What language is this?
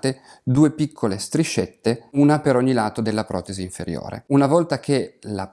Italian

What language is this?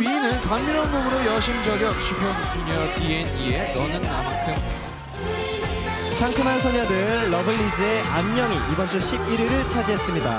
Korean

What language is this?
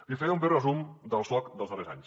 Catalan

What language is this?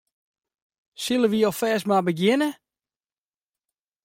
Western Frisian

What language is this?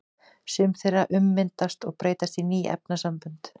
Icelandic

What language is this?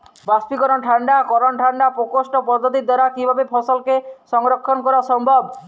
Bangla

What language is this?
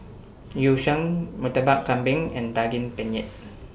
English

